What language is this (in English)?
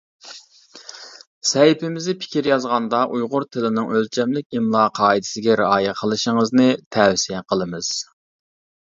Uyghur